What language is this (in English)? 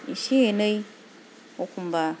Bodo